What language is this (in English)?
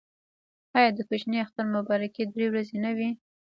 Pashto